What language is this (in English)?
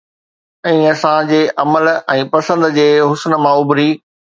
Sindhi